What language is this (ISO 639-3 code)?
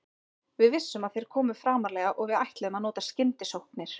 isl